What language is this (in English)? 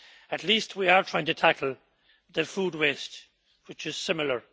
English